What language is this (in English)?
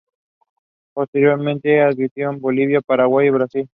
Spanish